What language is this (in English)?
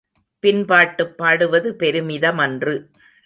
Tamil